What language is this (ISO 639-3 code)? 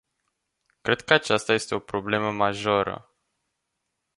ron